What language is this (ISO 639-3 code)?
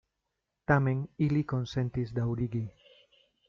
epo